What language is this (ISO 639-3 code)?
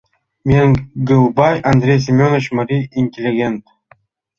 chm